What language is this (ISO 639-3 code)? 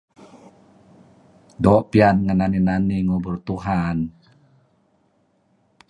kzi